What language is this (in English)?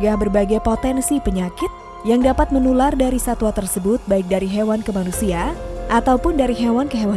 Indonesian